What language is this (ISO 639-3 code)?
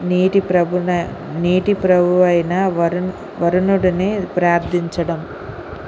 tel